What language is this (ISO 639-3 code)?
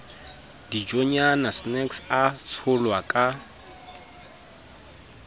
sot